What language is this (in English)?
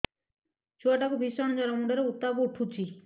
Odia